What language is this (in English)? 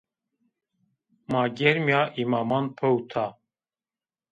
Zaza